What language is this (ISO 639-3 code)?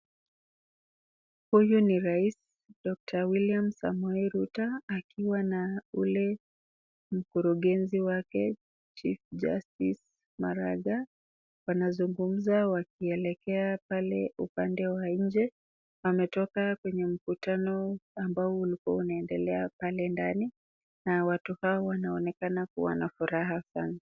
swa